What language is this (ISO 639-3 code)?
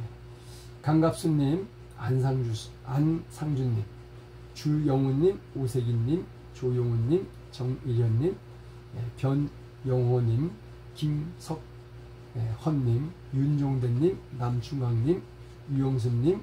kor